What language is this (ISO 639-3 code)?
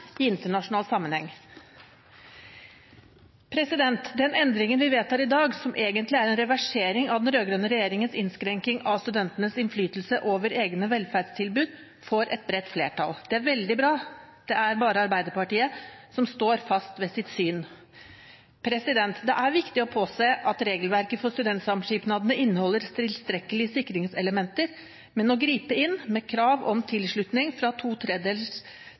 nob